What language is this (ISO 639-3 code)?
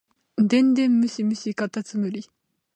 jpn